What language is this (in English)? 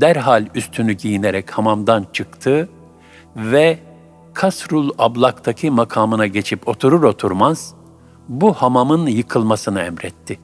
Turkish